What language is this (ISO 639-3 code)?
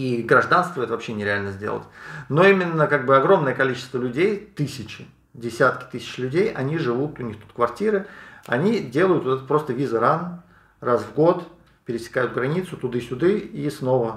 rus